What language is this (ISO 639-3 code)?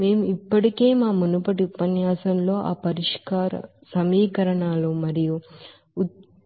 tel